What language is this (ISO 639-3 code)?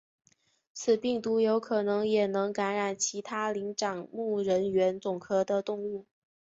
zho